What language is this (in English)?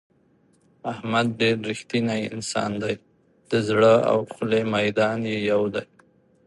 Pashto